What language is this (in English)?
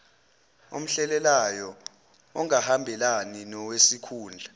Zulu